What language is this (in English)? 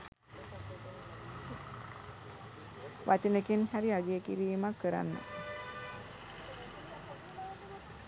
Sinhala